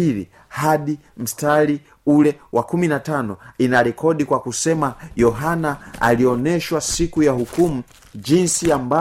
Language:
Swahili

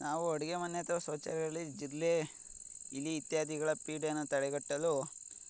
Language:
Kannada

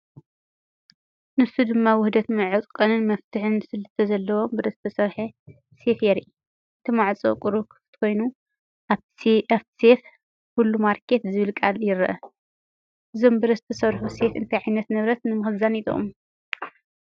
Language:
Tigrinya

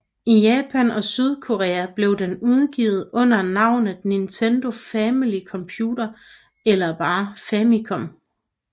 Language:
Danish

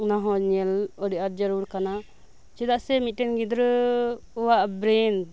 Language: Santali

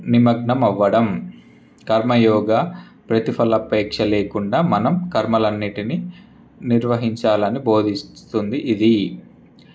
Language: Telugu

